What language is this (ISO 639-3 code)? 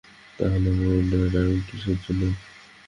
ben